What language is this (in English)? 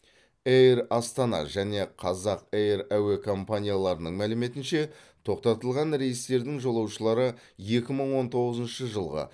Kazakh